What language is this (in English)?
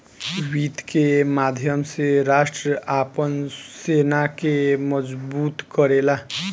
Bhojpuri